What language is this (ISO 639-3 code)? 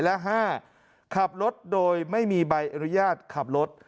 tha